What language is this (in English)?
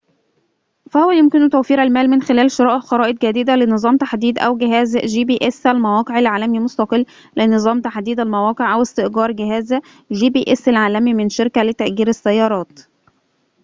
Arabic